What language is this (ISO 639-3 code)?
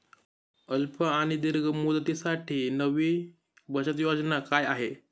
mar